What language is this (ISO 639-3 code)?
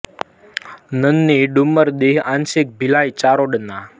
guj